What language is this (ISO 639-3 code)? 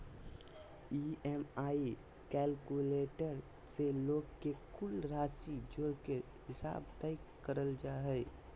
mag